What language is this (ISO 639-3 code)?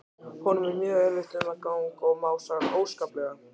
isl